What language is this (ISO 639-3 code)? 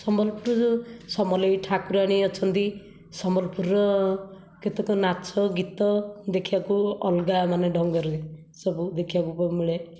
ori